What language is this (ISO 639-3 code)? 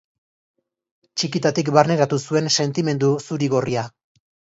eus